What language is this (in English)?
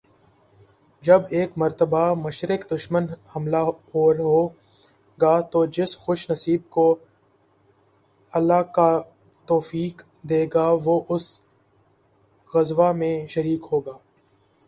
Urdu